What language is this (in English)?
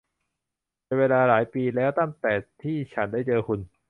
Thai